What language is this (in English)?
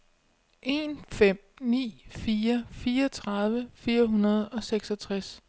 Danish